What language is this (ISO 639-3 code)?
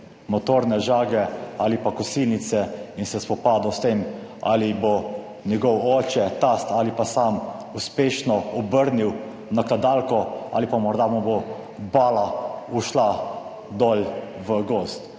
slv